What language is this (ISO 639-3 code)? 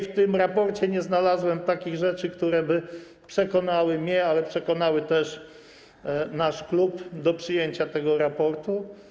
pol